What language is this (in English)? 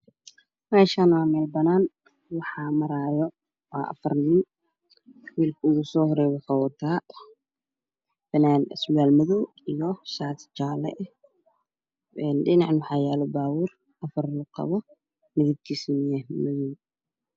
Somali